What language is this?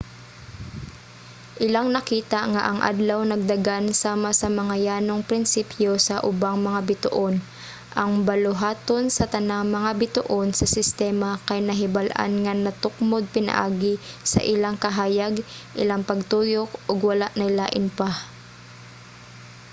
Cebuano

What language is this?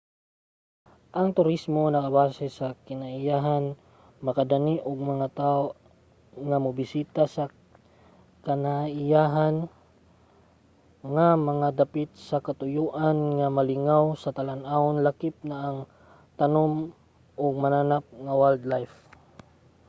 Cebuano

